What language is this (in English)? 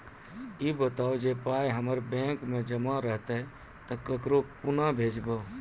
Maithili